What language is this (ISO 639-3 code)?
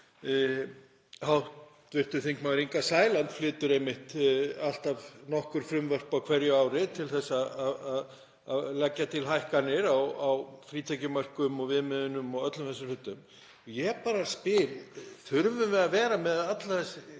isl